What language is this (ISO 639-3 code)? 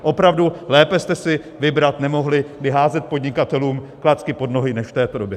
ces